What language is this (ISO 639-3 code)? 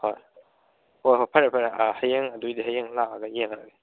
mni